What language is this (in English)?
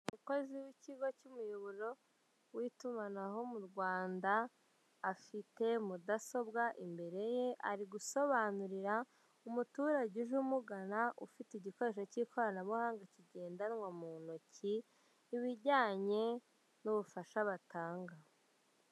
Kinyarwanda